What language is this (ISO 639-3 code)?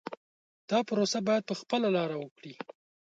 pus